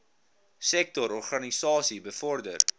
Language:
Afrikaans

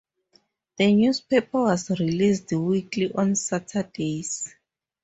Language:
English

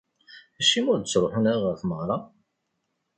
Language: Kabyle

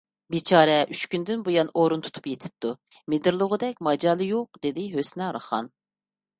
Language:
Uyghur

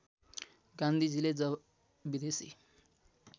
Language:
Nepali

